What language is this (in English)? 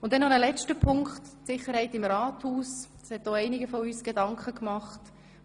Swiss German